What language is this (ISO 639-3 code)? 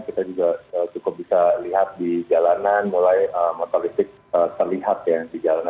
ind